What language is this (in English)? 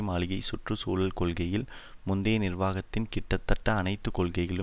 Tamil